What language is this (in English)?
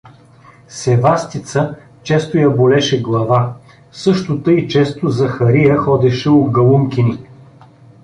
Bulgarian